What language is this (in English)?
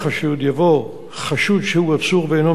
Hebrew